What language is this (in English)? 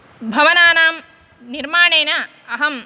Sanskrit